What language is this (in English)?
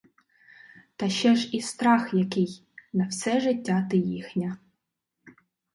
Ukrainian